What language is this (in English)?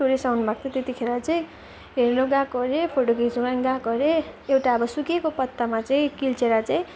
Nepali